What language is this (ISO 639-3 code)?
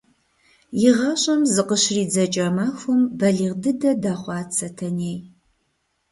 kbd